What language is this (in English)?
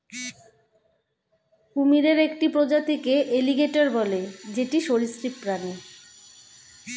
Bangla